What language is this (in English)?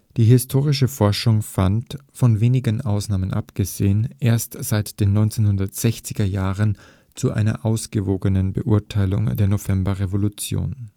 German